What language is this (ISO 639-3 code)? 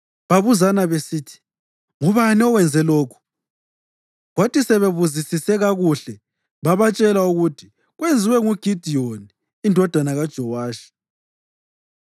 nde